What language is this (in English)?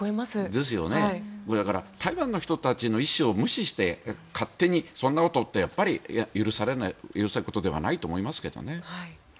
Japanese